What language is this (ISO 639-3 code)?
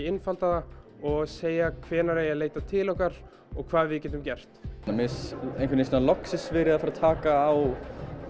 isl